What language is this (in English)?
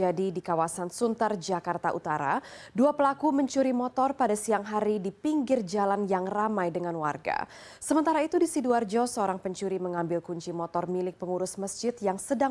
Indonesian